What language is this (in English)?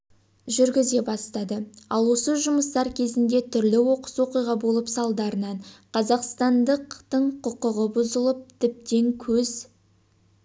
Kazakh